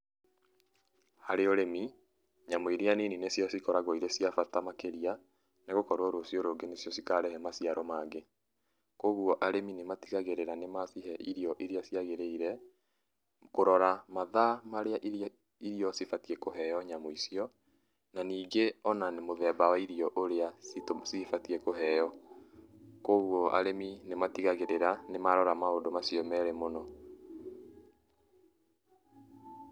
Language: Kikuyu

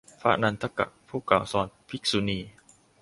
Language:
Thai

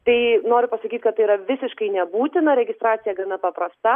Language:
Lithuanian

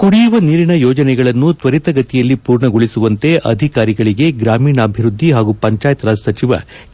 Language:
Kannada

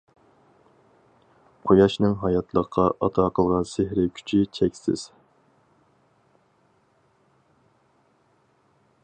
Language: Uyghur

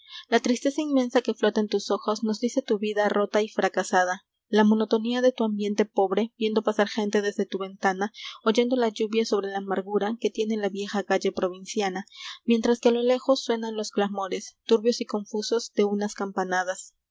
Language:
Spanish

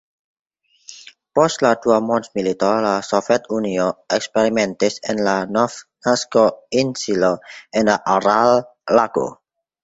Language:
Esperanto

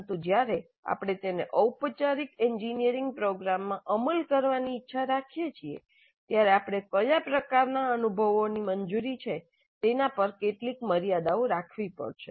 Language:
Gujarati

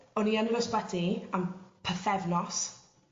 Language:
Welsh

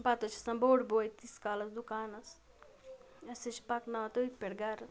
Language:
Kashmiri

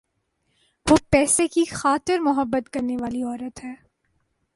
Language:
Urdu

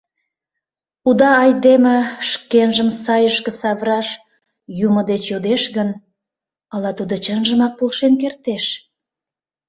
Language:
Mari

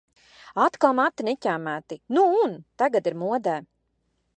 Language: Latvian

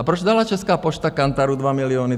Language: Czech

